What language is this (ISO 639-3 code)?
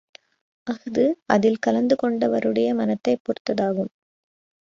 tam